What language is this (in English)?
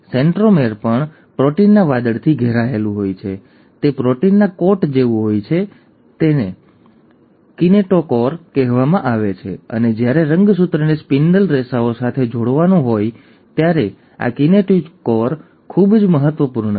Gujarati